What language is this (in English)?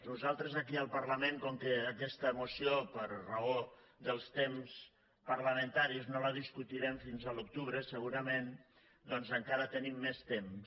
Catalan